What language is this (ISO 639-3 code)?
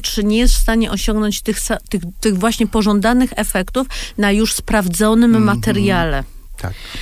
pol